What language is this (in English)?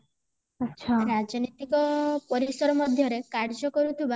Odia